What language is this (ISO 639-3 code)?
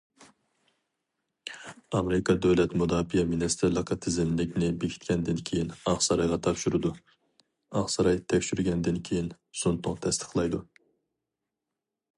uig